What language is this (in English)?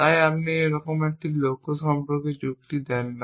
Bangla